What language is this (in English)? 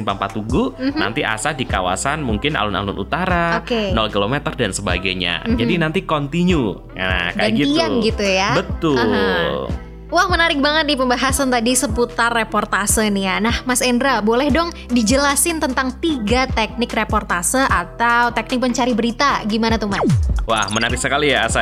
Indonesian